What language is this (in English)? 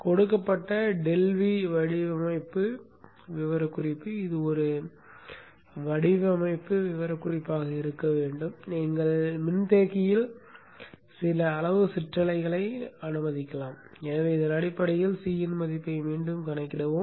Tamil